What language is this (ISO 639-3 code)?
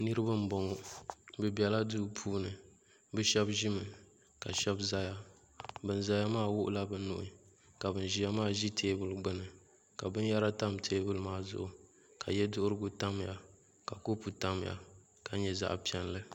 dag